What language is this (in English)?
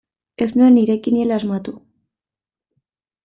Basque